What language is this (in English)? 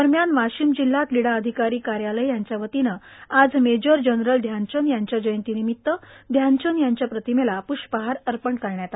Marathi